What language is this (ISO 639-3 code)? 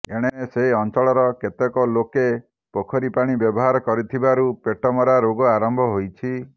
ori